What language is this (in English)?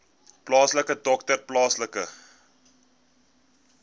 Afrikaans